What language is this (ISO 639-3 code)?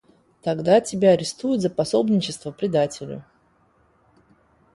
rus